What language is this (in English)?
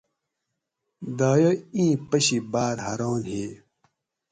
Gawri